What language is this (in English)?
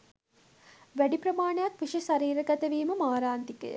Sinhala